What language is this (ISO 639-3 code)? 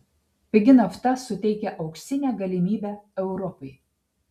lit